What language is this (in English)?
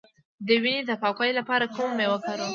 Pashto